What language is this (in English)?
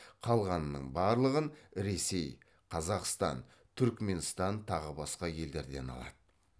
Kazakh